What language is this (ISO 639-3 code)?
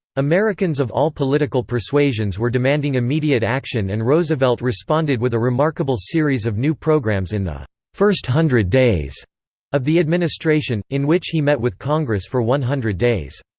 eng